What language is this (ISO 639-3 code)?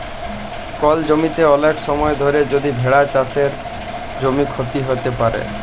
ben